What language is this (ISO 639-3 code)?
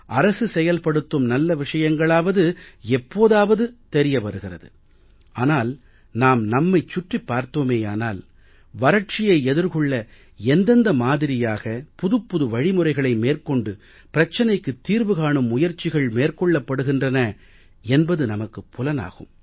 tam